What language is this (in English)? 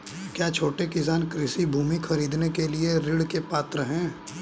Hindi